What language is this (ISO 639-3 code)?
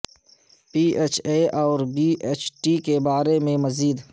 urd